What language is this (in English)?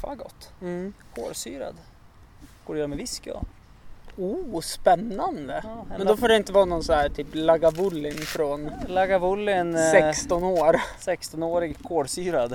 Swedish